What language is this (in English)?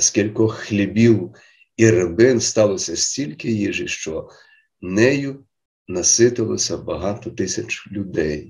Ukrainian